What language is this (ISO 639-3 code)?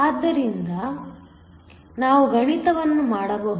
kan